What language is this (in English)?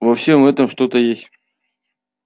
Russian